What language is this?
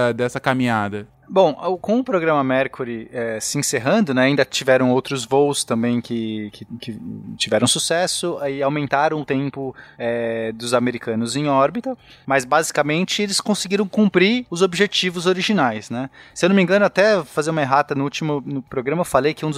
Portuguese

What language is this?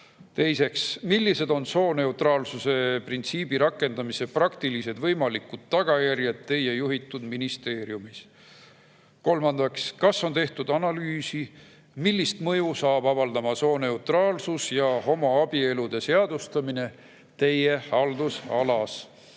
Estonian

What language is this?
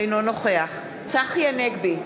Hebrew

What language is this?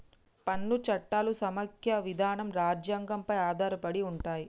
Telugu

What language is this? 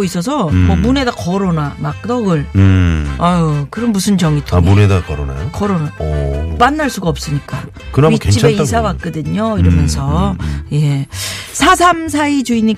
Korean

